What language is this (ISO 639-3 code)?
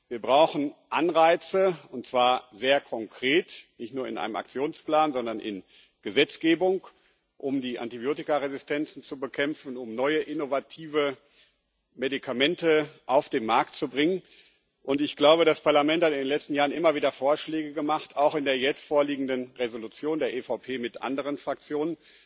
deu